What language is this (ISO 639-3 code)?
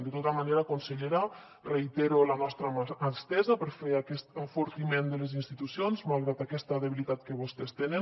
cat